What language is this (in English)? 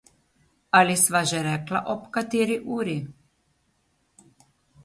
Slovenian